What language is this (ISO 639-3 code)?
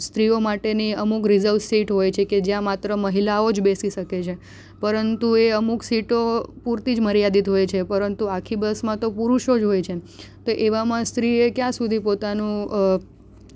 guj